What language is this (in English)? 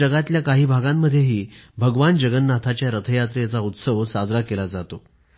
Marathi